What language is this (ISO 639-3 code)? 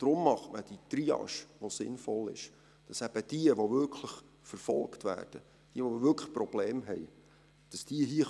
gsw